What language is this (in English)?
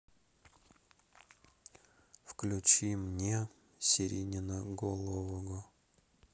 Russian